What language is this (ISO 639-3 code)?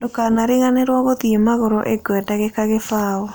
kik